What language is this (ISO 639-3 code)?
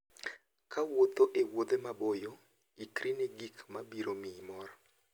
luo